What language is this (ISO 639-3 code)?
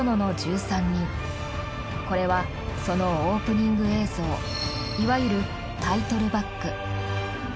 jpn